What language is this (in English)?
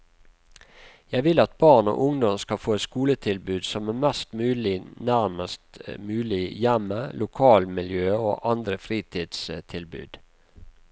Norwegian